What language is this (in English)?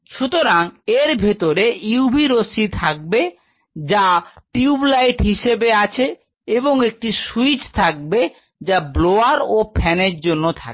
Bangla